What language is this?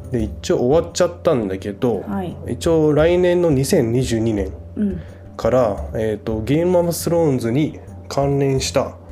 Japanese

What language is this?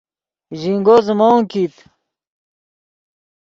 Yidgha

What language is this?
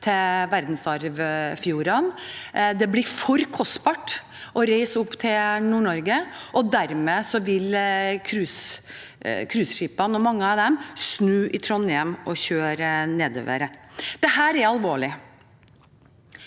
Norwegian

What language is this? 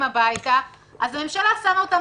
Hebrew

